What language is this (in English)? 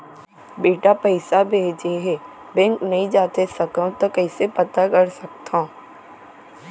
Chhattisgarhi